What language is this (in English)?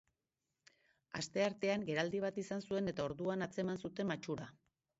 Basque